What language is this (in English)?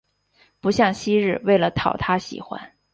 Chinese